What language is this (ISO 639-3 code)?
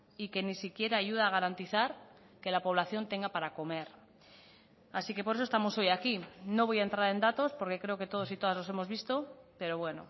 spa